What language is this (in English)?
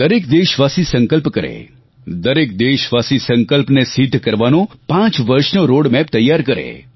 Gujarati